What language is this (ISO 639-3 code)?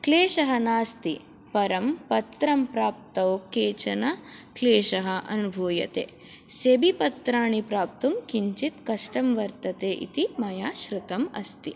san